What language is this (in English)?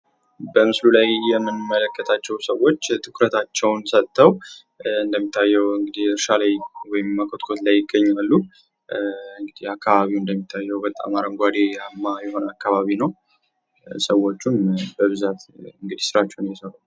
Amharic